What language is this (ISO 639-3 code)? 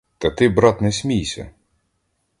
ukr